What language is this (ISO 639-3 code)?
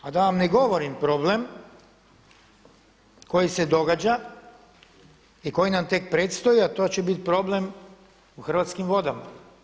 hrv